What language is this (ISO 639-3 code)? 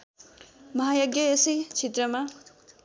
nep